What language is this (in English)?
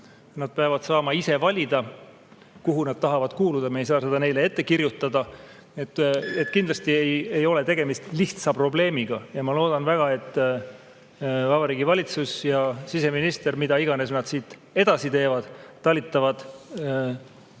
Estonian